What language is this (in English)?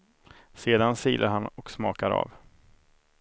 Swedish